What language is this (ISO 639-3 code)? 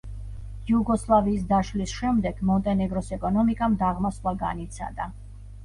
kat